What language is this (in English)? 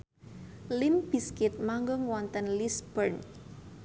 Javanese